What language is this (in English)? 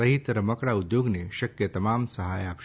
Gujarati